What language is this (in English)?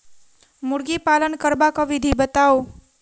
Maithili